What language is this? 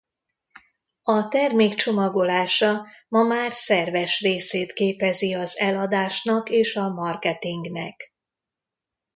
Hungarian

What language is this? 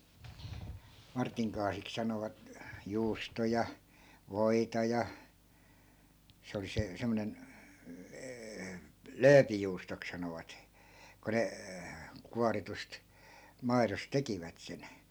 Finnish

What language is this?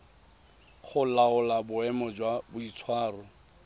Tswana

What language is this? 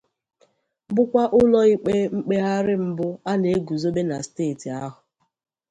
Igbo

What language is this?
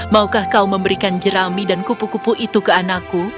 Indonesian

